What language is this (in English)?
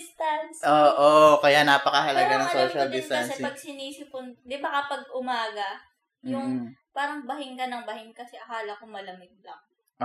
Filipino